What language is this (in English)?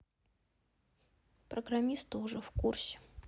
Russian